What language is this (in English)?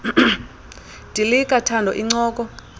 Xhosa